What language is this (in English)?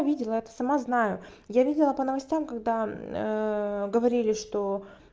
Russian